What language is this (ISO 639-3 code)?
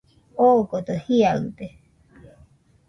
hux